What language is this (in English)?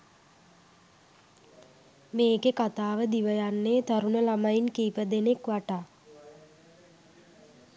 Sinhala